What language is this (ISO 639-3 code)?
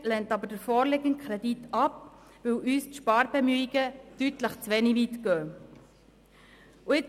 gsw